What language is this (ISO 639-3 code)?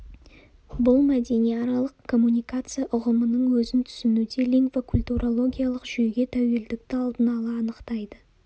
kaz